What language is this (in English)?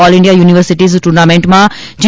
Gujarati